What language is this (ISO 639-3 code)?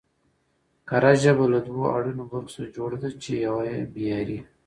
pus